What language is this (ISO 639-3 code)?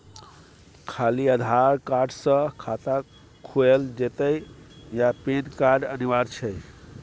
mai